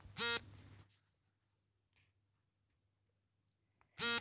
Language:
Kannada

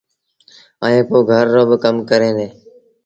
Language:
Sindhi Bhil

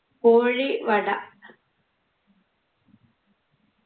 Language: Malayalam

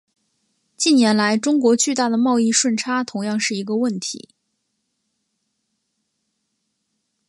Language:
Chinese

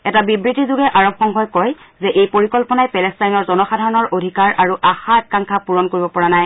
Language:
Assamese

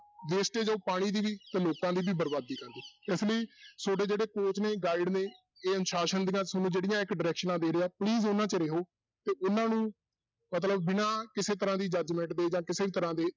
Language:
Punjabi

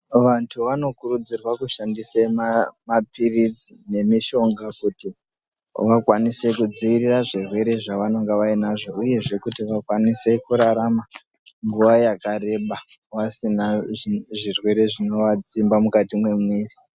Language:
Ndau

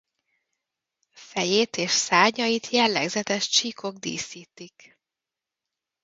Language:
Hungarian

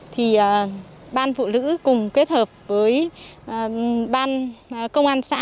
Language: Vietnamese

